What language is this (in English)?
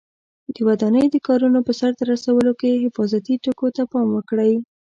Pashto